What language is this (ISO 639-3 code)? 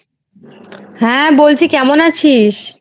ben